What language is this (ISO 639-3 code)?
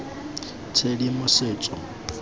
tsn